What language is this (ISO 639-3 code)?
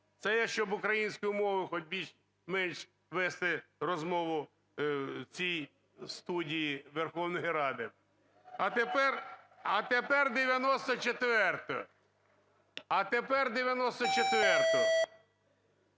ukr